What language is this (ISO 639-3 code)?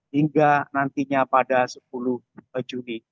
ind